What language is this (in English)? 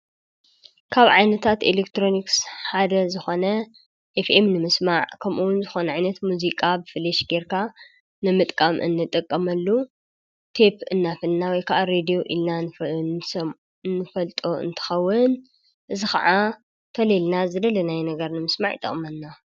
Tigrinya